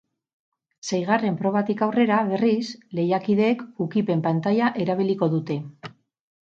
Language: Basque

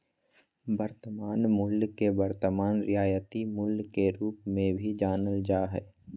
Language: Magahi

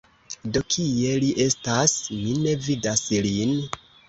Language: Esperanto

